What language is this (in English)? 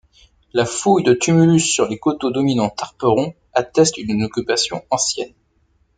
French